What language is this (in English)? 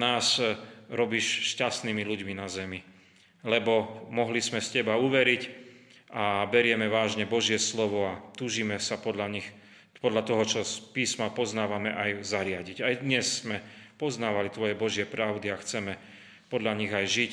Slovak